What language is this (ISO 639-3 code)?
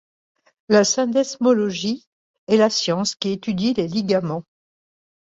fra